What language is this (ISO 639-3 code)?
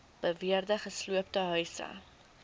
afr